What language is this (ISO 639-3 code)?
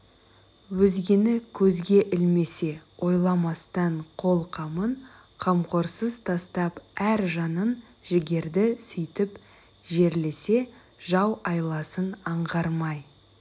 kaz